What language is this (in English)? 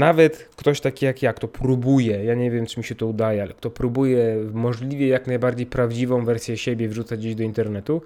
Polish